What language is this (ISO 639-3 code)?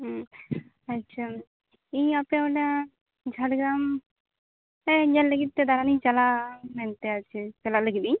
sat